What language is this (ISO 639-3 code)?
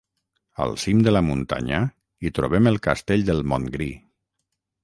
cat